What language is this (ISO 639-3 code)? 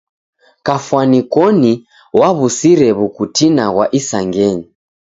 dav